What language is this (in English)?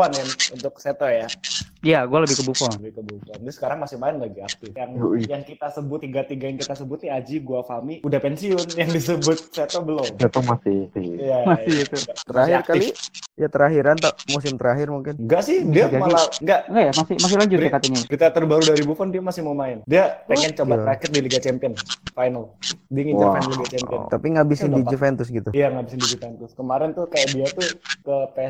Indonesian